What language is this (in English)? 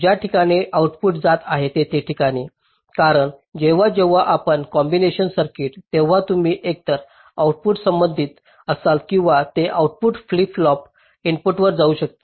Marathi